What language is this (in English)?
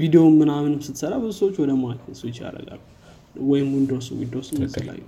Amharic